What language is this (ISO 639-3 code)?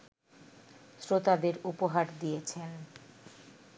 ben